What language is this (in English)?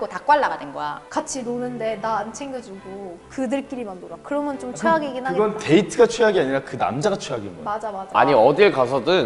Korean